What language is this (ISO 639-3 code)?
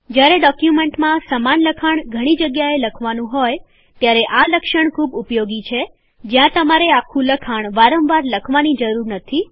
guj